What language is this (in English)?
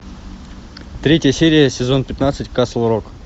Russian